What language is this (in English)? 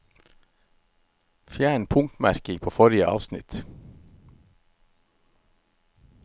Norwegian